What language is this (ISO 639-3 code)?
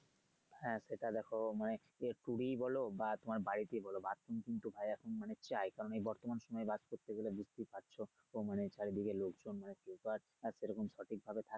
ben